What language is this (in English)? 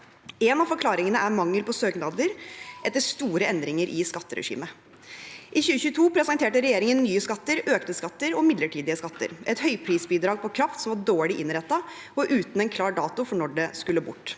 Norwegian